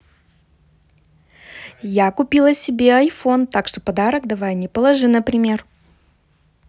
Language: Russian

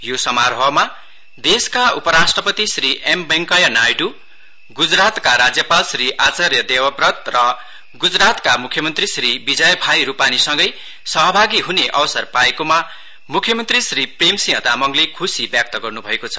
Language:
Nepali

